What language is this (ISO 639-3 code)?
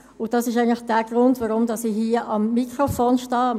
gsw